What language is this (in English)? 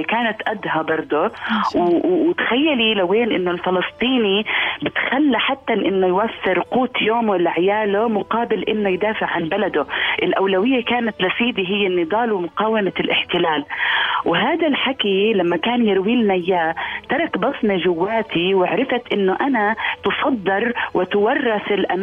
Arabic